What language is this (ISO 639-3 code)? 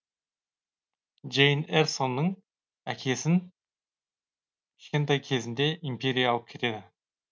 kaz